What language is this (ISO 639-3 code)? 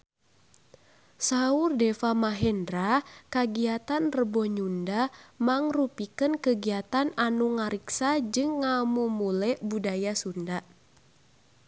sun